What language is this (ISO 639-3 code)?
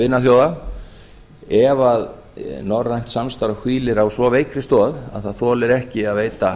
isl